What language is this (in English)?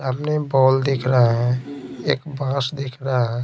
Hindi